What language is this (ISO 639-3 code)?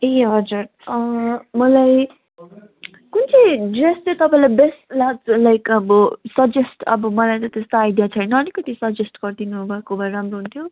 nep